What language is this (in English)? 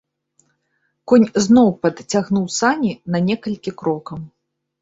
Belarusian